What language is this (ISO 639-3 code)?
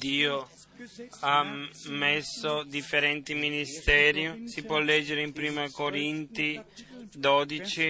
ita